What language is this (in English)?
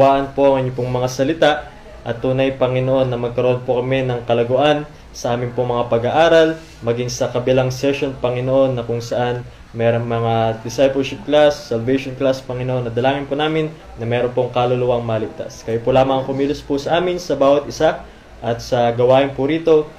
Filipino